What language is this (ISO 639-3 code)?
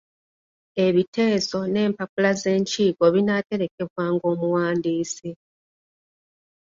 lug